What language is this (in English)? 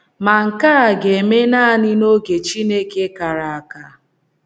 Igbo